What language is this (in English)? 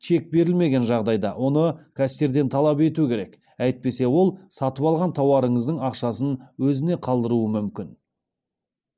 Kazakh